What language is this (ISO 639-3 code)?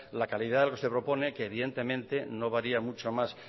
spa